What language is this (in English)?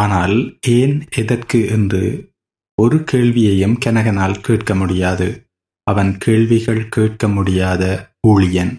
Tamil